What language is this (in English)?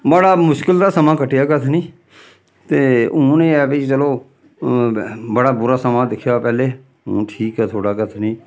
Dogri